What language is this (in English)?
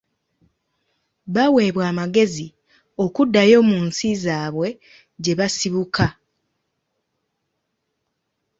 Ganda